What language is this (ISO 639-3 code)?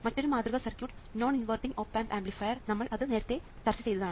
mal